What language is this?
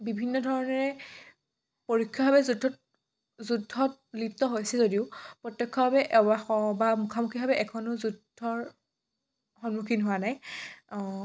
Assamese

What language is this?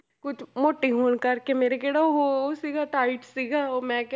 Punjabi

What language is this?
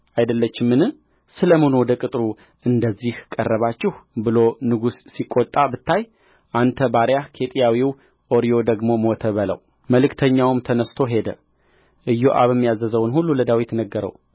Amharic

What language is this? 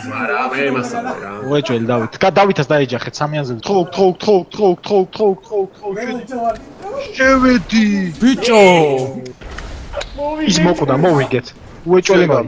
Korean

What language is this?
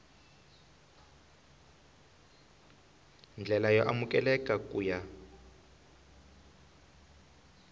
Tsonga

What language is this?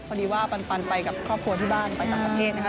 Thai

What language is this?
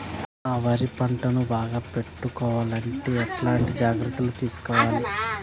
Telugu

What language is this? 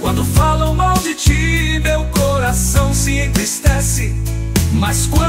Portuguese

